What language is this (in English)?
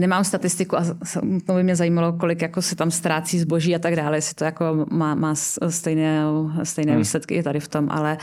Czech